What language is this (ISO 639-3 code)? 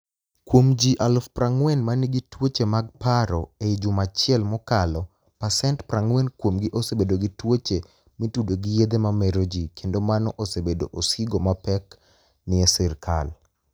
luo